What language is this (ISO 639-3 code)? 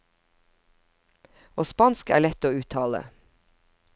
nor